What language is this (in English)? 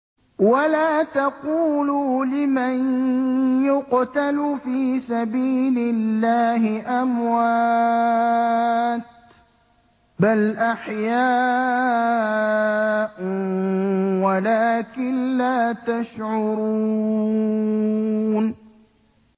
Arabic